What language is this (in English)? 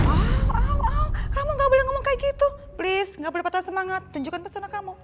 Indonesian